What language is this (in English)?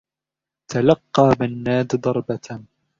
Arabic